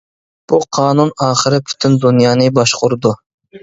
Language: Uyghur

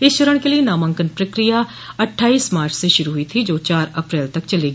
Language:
Hindi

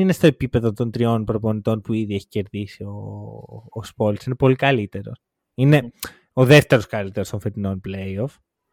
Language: Greek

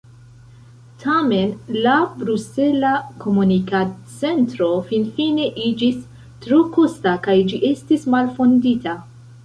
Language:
Esperanto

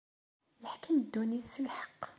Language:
Kabyle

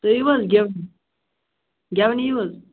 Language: Kashmiri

